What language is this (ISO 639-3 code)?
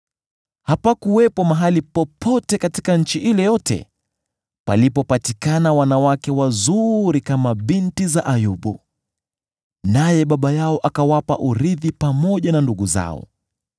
swa